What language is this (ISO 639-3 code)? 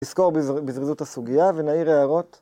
heb